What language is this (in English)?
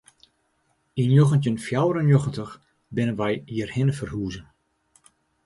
Western Frisian